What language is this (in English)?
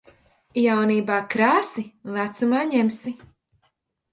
Latvian